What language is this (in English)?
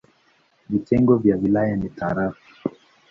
Swahili